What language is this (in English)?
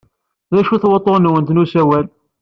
Kabyle